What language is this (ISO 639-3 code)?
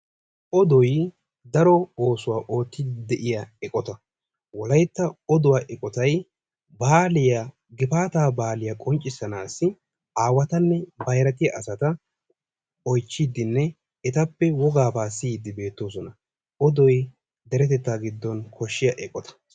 wal